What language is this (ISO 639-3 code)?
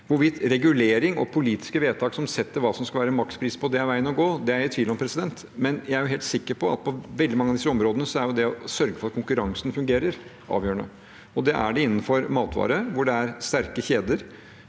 nor